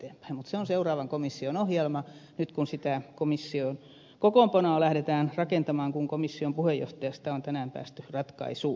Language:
Finnish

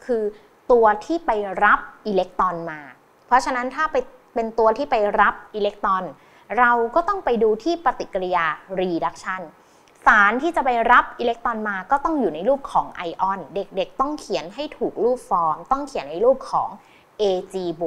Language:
Thai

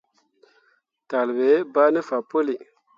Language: Mundang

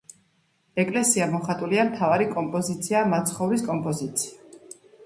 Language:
Georgian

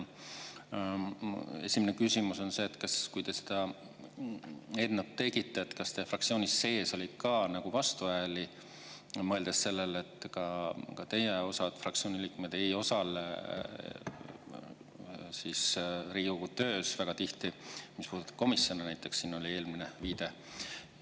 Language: Estonian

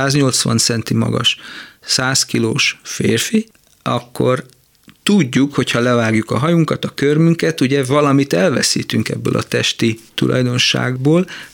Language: Hungarian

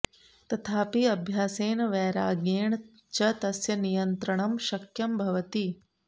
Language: Sanskrit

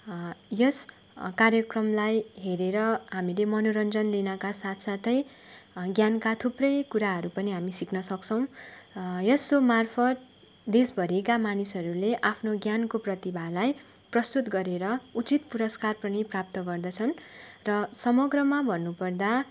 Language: Nepali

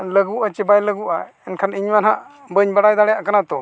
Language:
Santali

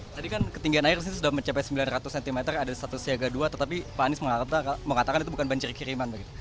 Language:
Indonesian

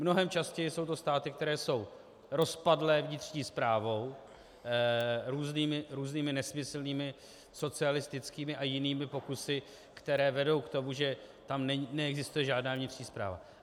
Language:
Czech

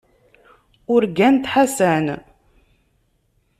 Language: Kabyle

